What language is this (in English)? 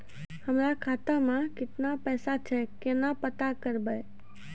Maithili